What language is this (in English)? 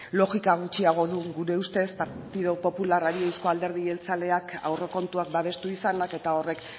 Basque